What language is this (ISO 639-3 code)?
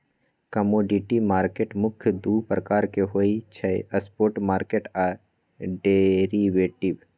mag